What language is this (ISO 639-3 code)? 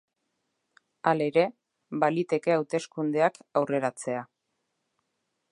eus